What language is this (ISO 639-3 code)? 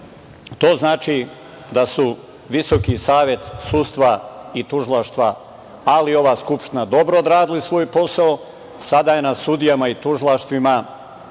srp